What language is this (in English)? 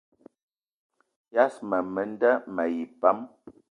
Eton (Cameroon)